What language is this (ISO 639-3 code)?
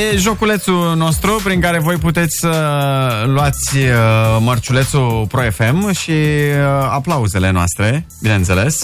ron